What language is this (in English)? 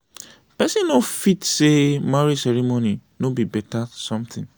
Nigerian Pidgin